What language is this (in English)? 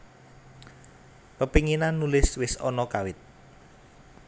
Javanese